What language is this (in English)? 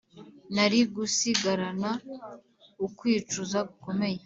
Kinyarwanda